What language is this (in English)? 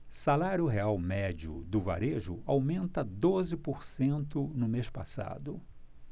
Portuguese